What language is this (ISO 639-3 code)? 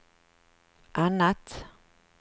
swe